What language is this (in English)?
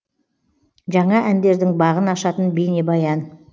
Kazakh